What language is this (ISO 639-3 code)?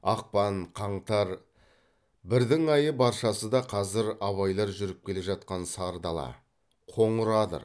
kaz